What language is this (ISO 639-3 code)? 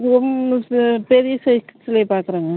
tam